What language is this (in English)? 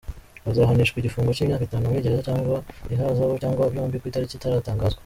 Kinyarwanda